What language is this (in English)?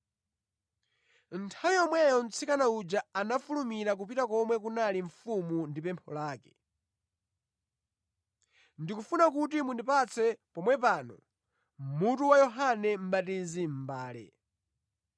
Nyanja